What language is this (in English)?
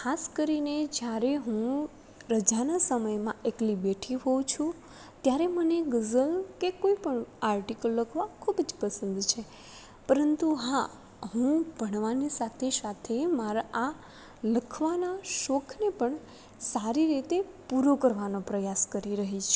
Gujarati